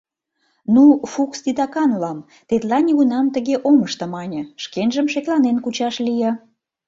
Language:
Mari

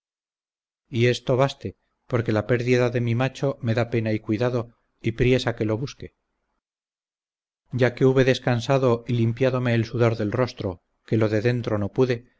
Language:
Spanish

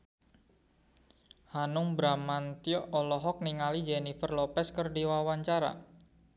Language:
Sundanese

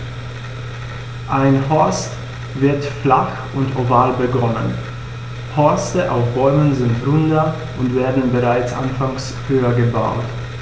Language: German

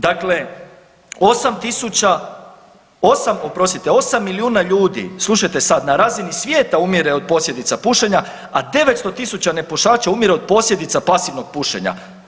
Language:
Croatian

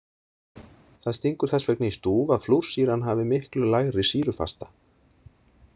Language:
Icelandic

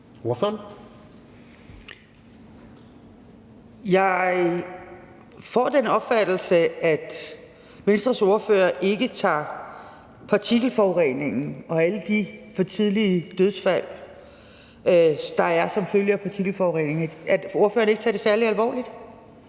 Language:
Danish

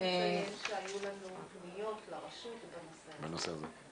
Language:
Hebrew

